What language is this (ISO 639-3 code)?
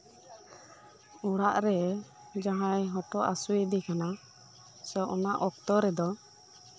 sat